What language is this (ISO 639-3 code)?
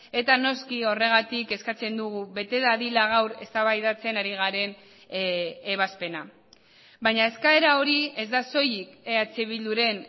eus